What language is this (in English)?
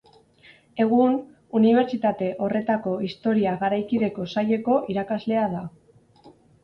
Basque